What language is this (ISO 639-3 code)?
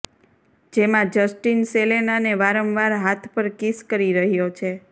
guj